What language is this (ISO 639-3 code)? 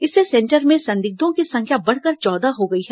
hin